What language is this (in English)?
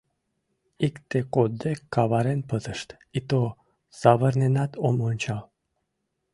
Mari